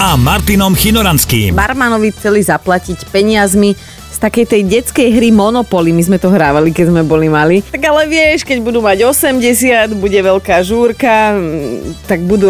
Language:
Slovak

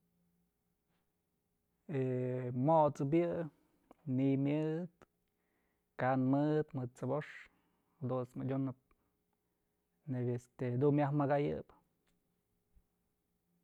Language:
Mazatlán Mixe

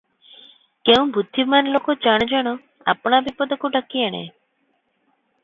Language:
Odia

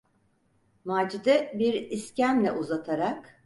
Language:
Turkish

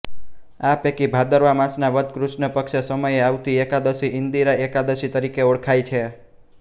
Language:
Gujarati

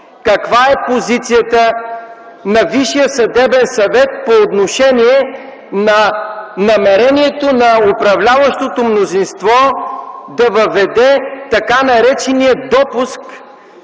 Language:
Bulgarian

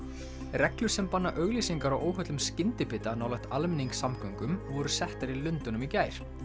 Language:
Icelandic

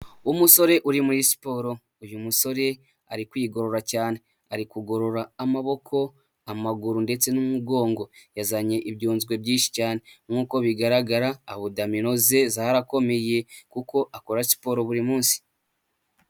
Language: Kinyarwanda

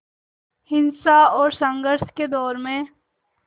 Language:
Hindi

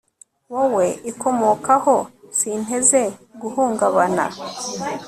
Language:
Kinyarwanda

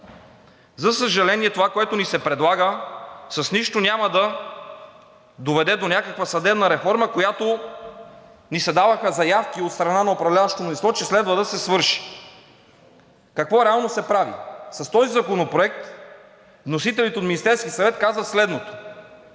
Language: Bulgarian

